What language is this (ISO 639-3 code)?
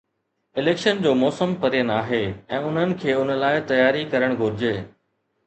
snd